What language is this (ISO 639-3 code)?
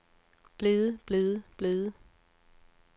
dan